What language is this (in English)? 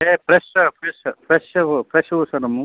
Kannada